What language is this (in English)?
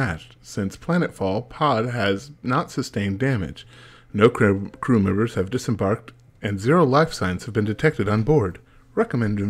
English